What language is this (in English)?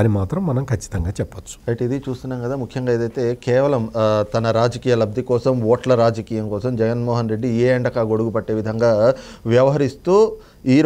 Telugu